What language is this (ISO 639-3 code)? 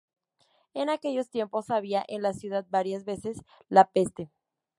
spa